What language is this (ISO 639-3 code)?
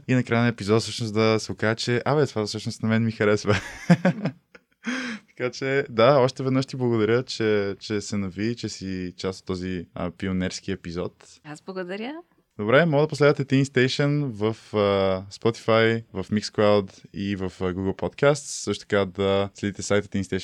bul